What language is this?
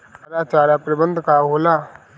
Bhojpuri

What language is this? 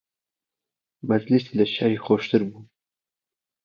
Central Kurdish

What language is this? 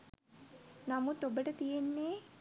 Sinhala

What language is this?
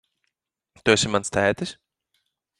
Latvian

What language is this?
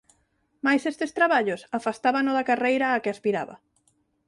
Galician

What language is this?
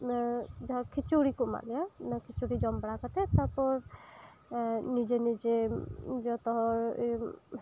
Santali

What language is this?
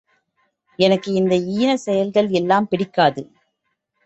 Tamil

